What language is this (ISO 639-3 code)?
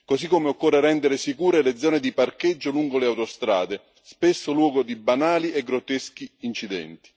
ita